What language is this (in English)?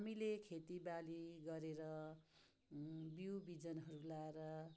Nepali